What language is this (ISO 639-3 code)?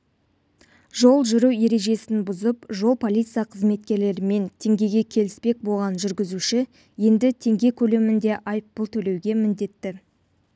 kaz